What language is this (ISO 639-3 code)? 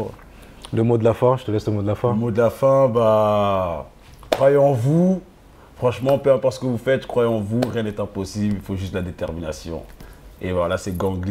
fra